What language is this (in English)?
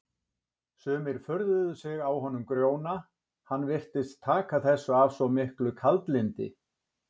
Icelandic